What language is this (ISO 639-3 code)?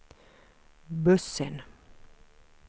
swe